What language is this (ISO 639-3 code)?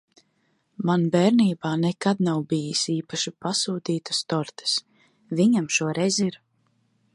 lav